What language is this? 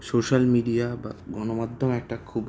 Bangla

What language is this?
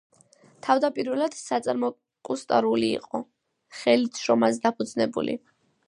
Georgian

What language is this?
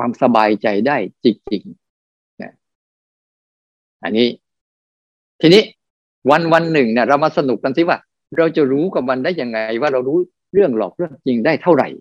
Thai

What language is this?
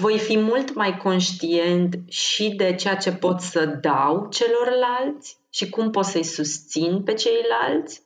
Romanian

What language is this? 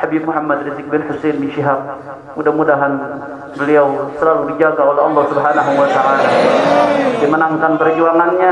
Indonesian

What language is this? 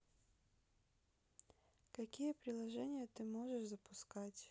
Russian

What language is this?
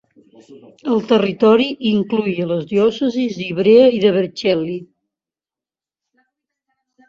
Catalan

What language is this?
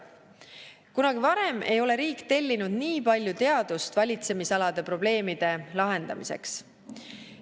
Estonian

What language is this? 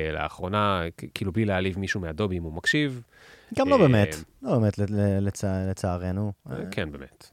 Hebrew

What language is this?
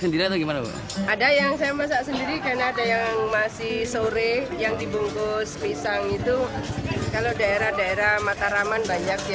Indonesian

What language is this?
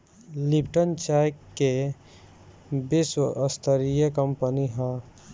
Bhojpuri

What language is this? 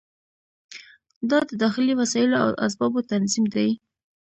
Pashto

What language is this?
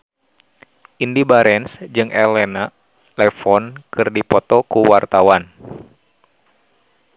Sundanese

